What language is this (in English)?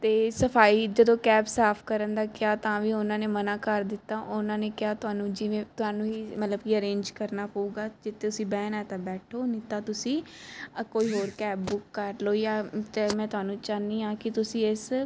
Punjabi